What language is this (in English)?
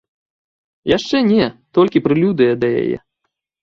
Belarusian